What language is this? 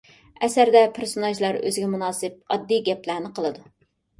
Uyghur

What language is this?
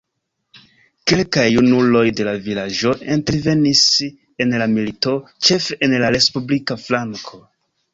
Esperanto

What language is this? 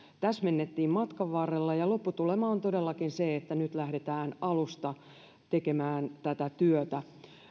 Finnish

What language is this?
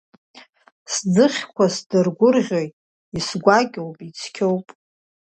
Abkhazian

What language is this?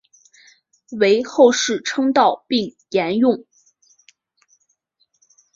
Chinese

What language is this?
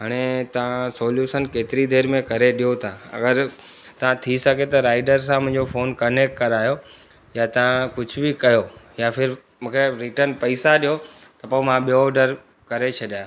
Sindhi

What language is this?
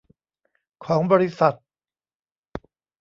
Thai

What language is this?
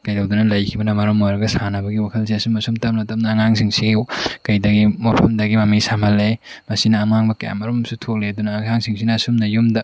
Manipuri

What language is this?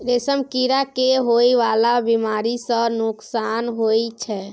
Maithili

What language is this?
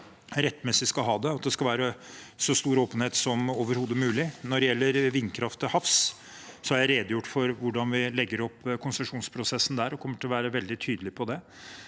Norwegian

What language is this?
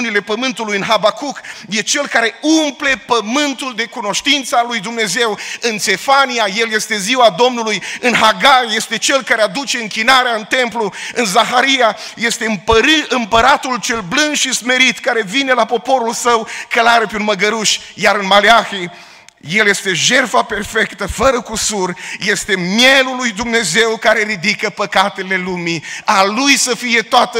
Romanian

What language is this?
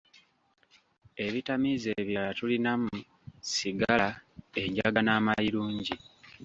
Ganda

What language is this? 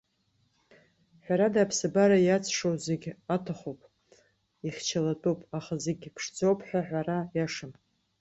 Abkhazian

